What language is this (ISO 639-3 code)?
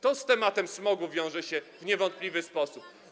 pol